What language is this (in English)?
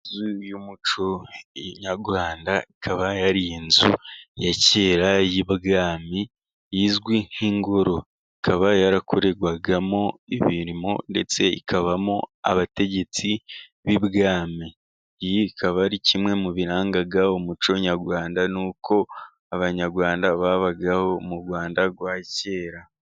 Kinyarwanda